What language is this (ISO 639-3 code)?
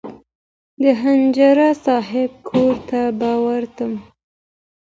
pus